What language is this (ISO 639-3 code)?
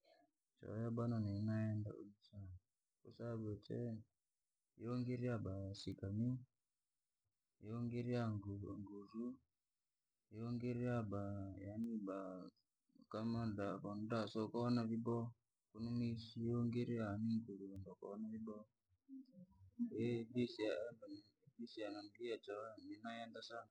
lag